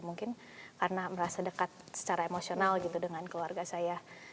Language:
Indonesian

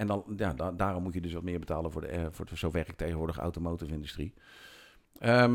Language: Dutch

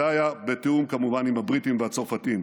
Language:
Hebrew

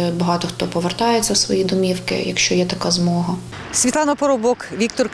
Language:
Ukrainian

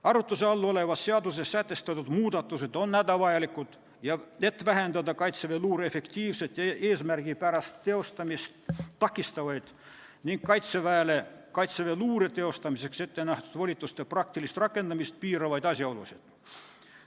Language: Estonian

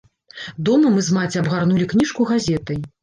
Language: Belarusian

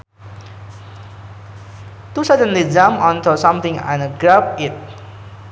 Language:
Sundanese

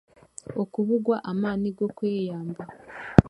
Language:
Chiga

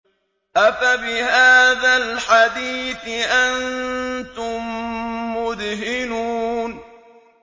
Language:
Arabic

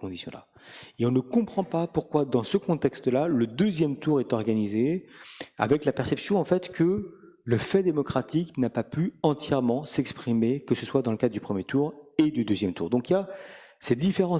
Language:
French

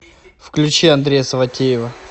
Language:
Russian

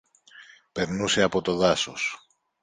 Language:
Greek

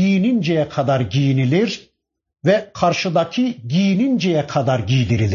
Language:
Turkish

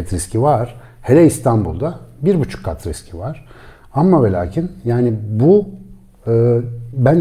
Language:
Turkish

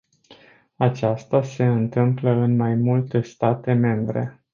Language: Romanian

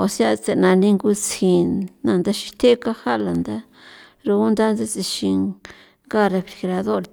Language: San Felipe Otlaltepec Popoloca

